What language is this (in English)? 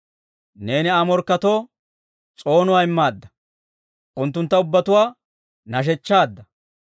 Dawro